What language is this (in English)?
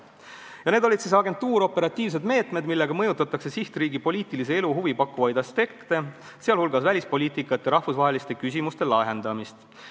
Estonian